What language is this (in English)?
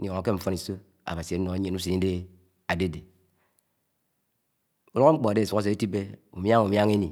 Anaang